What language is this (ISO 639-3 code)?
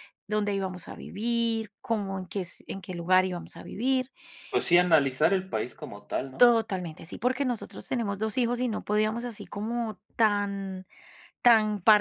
spa